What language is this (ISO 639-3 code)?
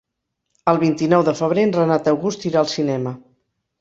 cat